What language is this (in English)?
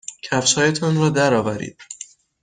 Persian